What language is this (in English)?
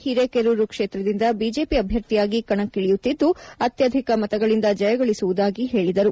Kannada